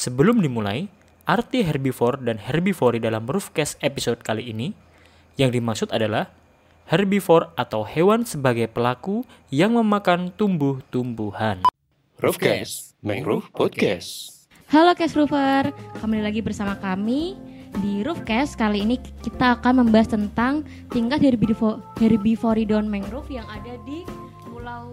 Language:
Indonesian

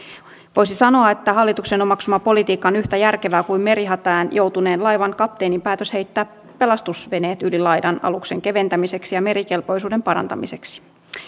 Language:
Finnish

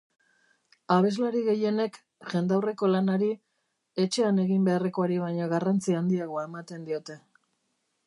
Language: Basque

